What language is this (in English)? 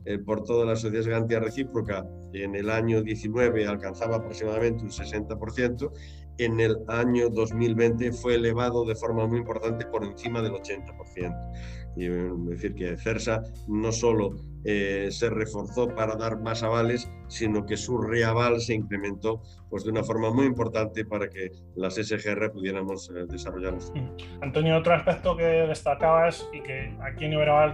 Spanish